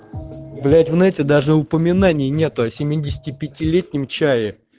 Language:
Russian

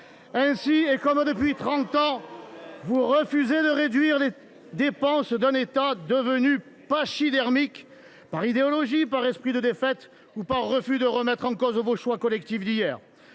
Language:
French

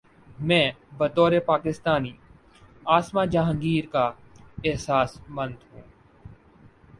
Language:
Urdu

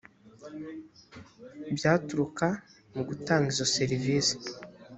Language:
Kinyarwanda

